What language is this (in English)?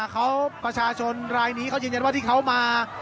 Thai